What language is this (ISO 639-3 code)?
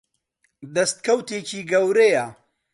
ckb